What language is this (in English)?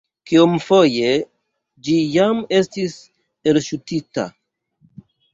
Esperanto